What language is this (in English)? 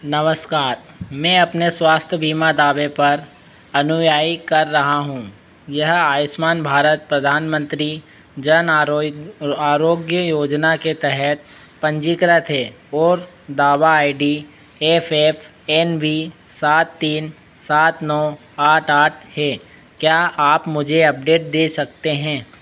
Hindi